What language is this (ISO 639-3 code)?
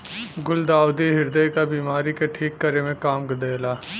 bho